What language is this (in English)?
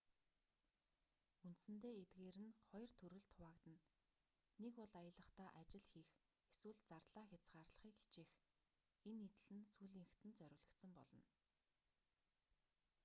Mongolian